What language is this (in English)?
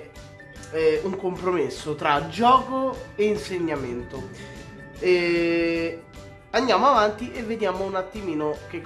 Italian